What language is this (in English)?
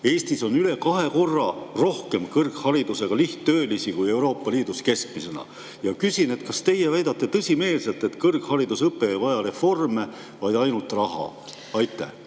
Estonian